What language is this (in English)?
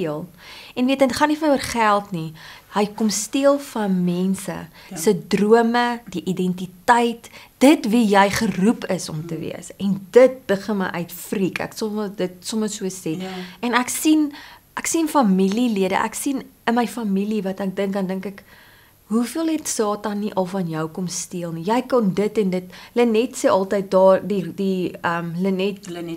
Dutch